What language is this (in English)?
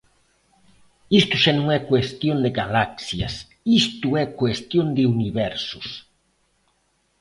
Galician